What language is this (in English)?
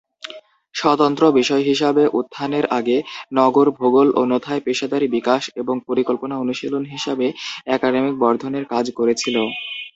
Bangla